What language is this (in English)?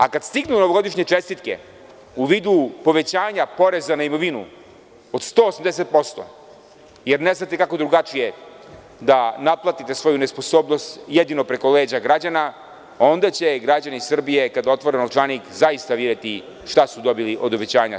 Serbian